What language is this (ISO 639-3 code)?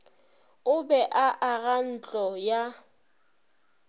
nso